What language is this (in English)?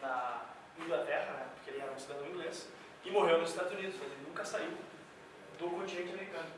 Portuguese